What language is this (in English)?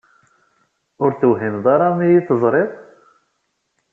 Kabyle